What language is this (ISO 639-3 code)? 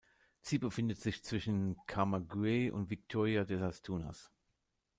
deu